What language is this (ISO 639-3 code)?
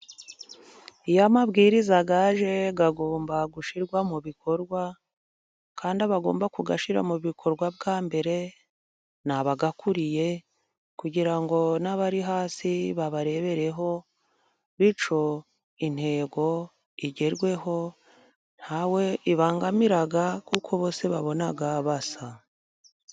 kin